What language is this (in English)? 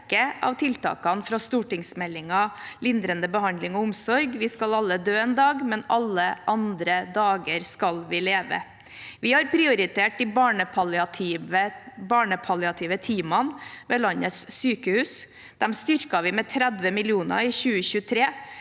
Norwegian